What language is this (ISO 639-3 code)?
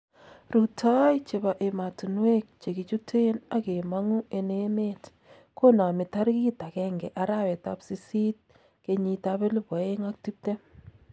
kln